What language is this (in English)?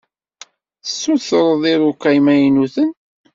Kabyle